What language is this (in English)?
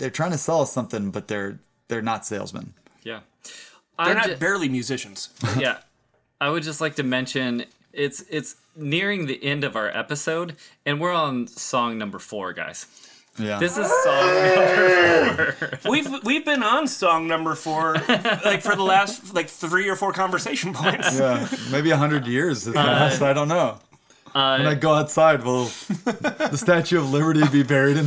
English